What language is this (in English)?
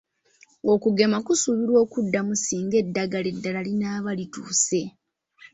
Ganda